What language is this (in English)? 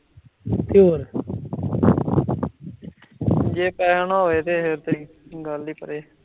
Punjabi